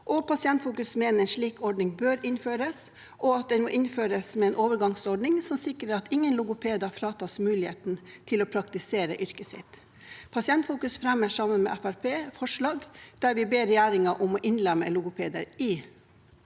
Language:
Norwegian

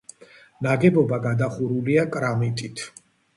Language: Georgian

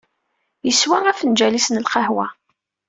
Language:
Kabyle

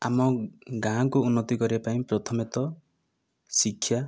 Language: Odia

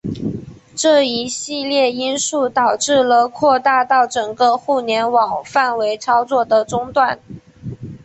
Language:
Chinese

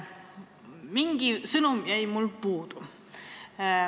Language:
Estonian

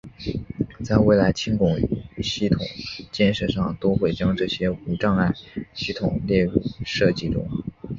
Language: Chinese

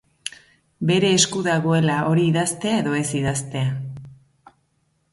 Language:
Basque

